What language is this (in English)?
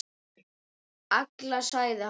Icelandic